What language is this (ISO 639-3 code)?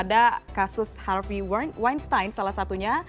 ind